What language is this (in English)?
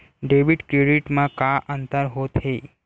Chhattisgarhi